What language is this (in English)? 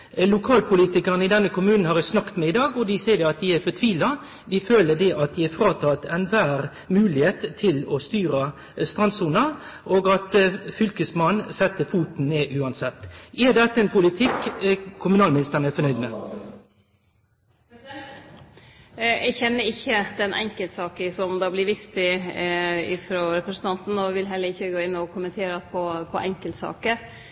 Norwegian Nynorsk